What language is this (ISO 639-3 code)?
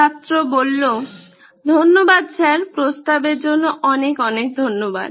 ben